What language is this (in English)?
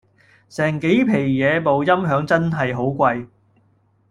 Cantonese